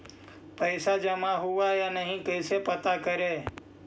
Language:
Magahi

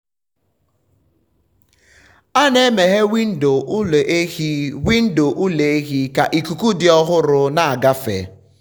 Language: Igbo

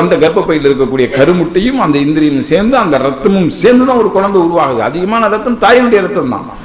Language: Tamil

